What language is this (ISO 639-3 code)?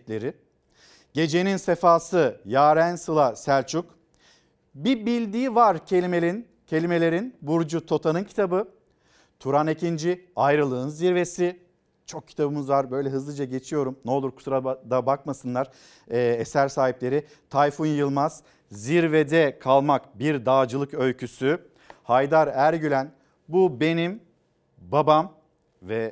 tur